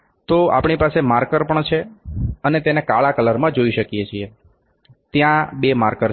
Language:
Gujarati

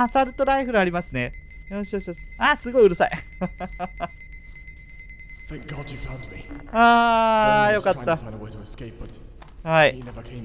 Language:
Japanese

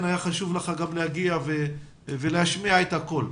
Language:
Hebrew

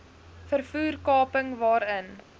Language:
Afrikaans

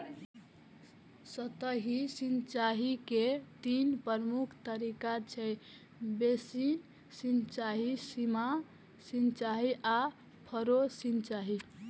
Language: Maithili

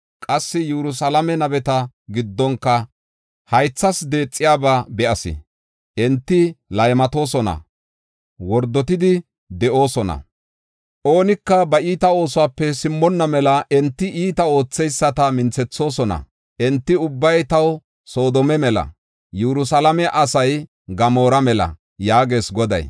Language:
Gofa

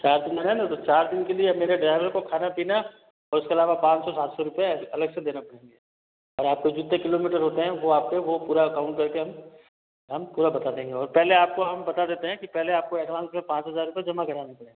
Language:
Hindi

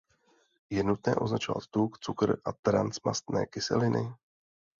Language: Czech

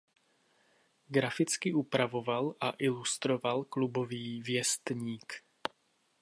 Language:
Czech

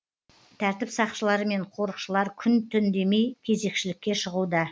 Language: Kazakh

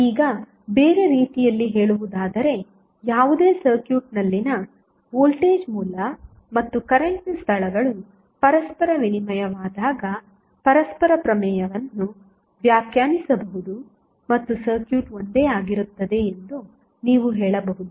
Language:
Kannada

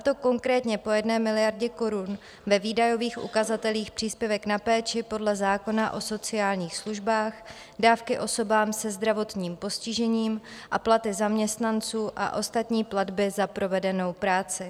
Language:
Czech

